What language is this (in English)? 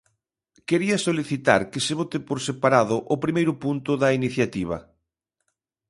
Galician